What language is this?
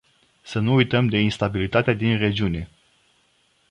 Romanian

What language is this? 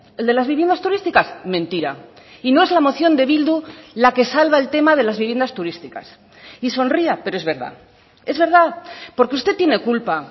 Spanish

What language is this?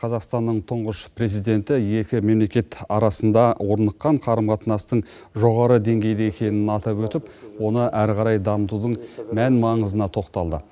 Kazakh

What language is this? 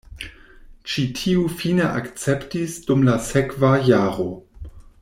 Esperanto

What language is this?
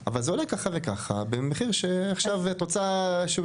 Hebrew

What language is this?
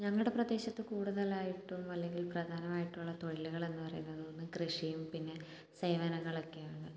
Malayalam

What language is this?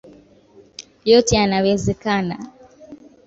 Swahili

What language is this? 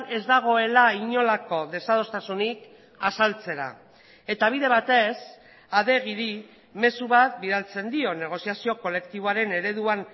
Basque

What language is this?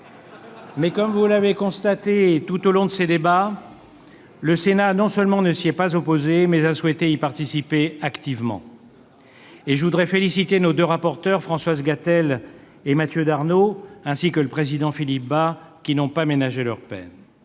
French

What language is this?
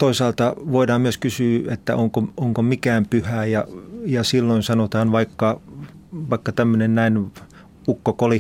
Finnish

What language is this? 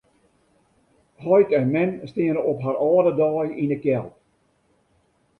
Western Frisian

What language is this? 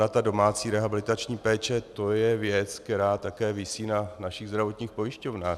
Czech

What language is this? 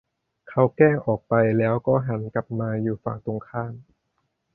Thai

